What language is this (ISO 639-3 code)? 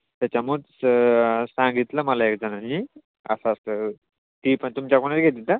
mar